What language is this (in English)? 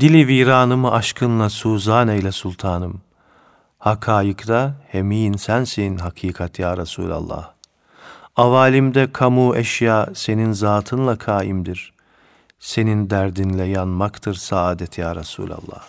Turkish